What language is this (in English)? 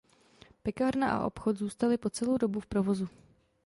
Czech